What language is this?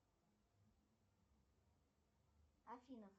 Russian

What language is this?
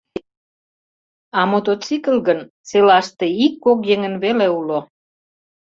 Mari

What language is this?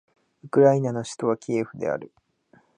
Japanese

